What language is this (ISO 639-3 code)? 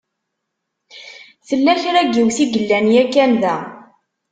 kab